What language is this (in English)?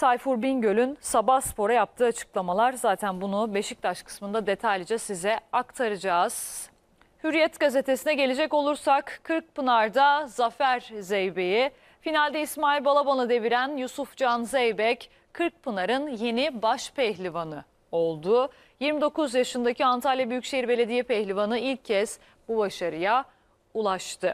Turkish